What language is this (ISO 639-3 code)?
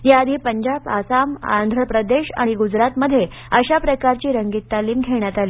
mar